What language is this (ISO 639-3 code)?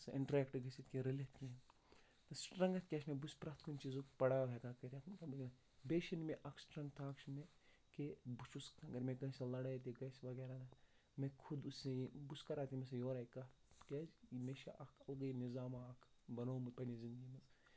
kas